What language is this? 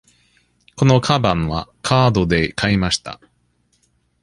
Japanese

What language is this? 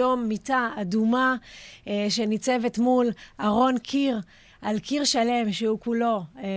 Hebrew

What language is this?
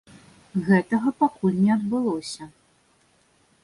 Belarusian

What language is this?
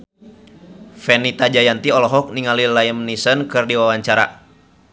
Sundanese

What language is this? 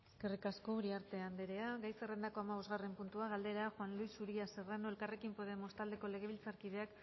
Basque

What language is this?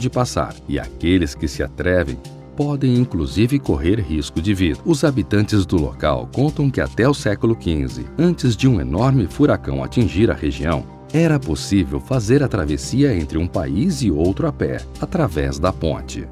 Portuguese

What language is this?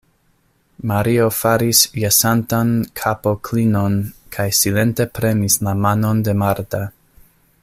Esperanto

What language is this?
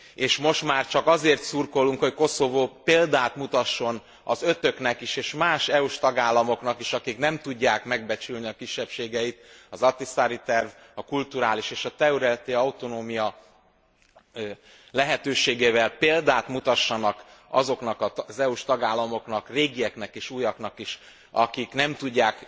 Hungarian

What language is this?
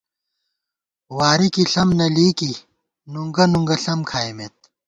Gawar-Bati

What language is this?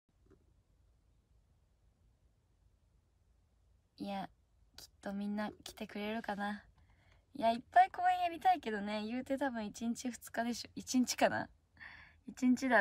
Japanese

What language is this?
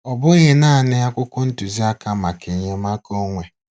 Igbo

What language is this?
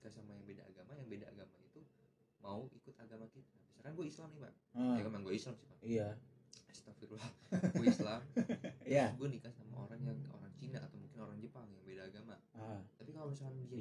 Indonesian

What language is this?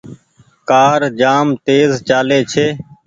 Goaria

